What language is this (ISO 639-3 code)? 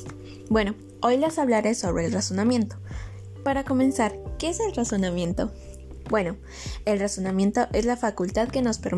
spa